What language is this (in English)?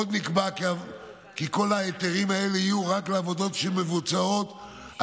Hebrew